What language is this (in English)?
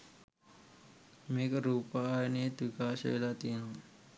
Sinhala